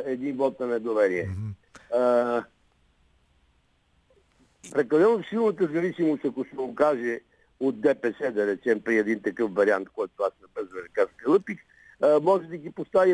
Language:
Bulgarian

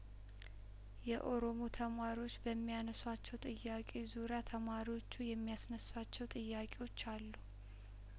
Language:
Amharic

